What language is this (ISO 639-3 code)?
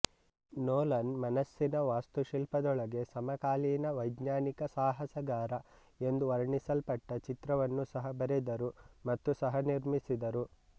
kan